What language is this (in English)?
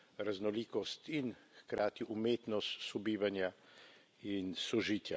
Slovenian